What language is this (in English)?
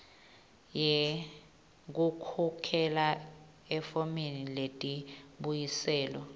Swati